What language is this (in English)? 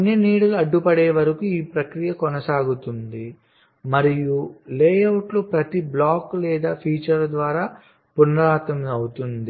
Telugu